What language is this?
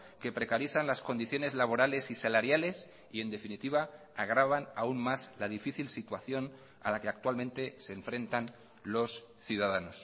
Spanish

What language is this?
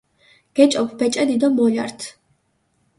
Mingrelian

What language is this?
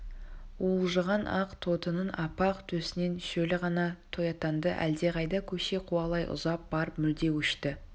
Kazakh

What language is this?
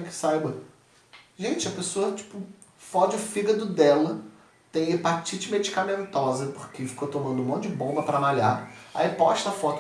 Portuguese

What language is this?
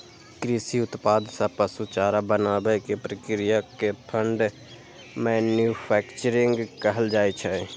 Maithili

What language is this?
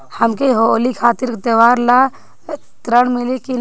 Bhojpuri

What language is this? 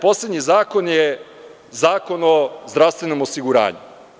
Serbian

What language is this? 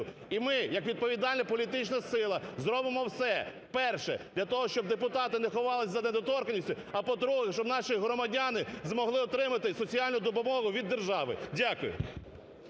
Ukrainian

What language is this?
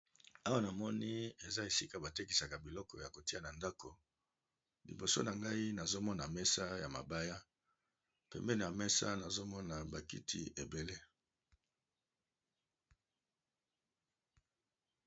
Lingala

